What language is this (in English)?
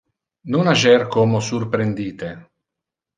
Interlingua